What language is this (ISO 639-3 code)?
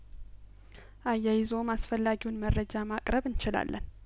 amh